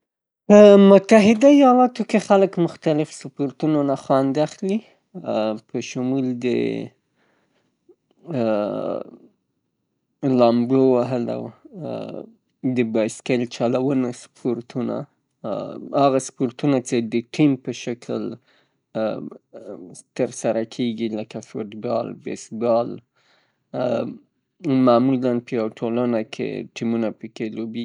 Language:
Pashto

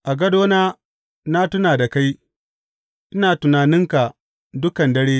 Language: Hausa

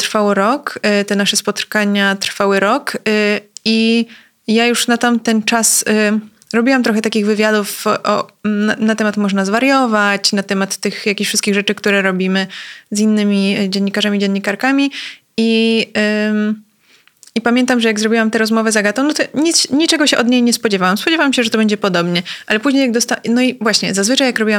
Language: Polish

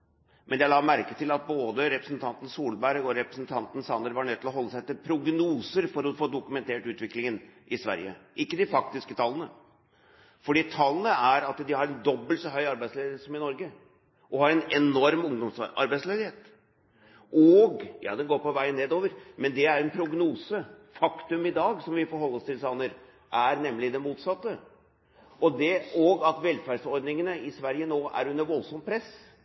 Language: Norwegian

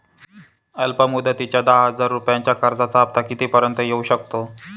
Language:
Marathi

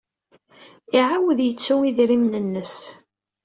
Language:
Kabyle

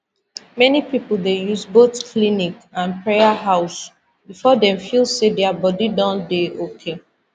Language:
Nigerian Pidgin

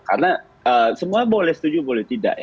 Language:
Indonesian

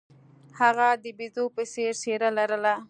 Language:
Pashto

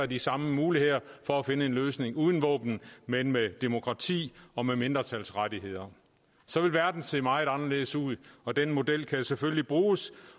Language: Danish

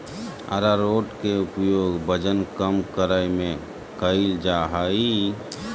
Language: Magahi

